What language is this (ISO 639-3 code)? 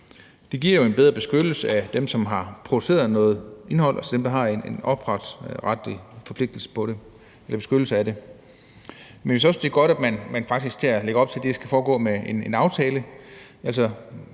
dan